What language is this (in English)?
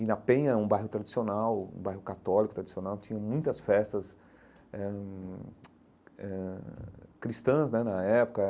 Portuguese